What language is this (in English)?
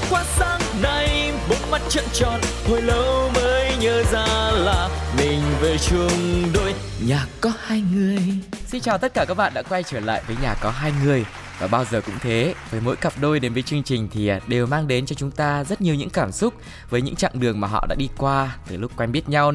Vietnamese